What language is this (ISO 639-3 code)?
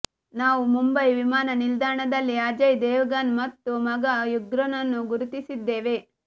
kan